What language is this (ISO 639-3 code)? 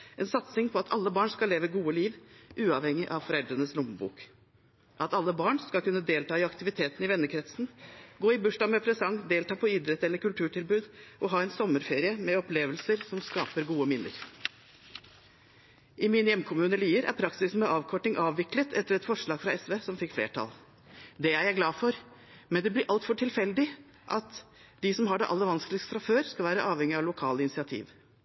nob